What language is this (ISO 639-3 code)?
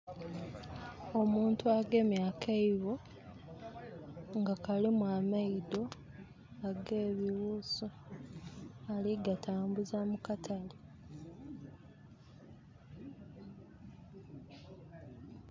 xog